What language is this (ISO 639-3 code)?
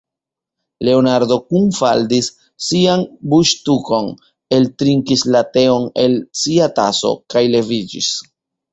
epo